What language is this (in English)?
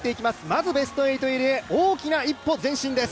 Japanese